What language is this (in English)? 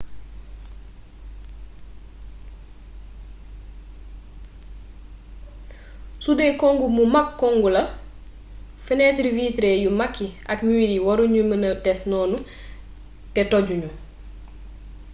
Wolof